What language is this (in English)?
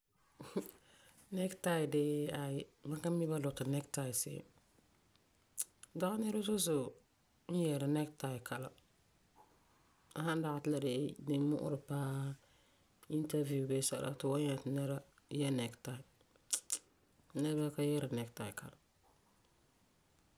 Frafra